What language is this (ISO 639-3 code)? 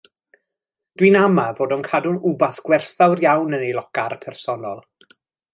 cym